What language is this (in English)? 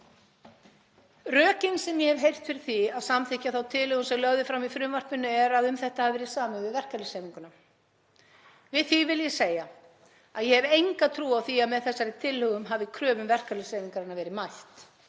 Icelandic